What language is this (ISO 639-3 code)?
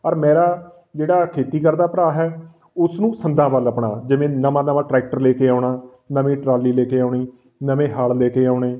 pan